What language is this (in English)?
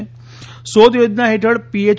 Gujarati